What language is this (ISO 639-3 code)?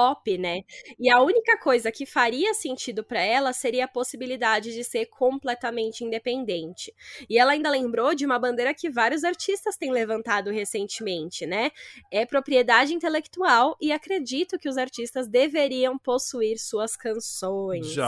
por